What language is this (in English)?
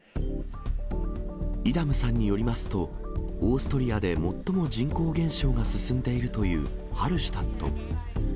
Japanese